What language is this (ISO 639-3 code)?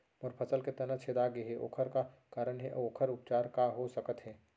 hne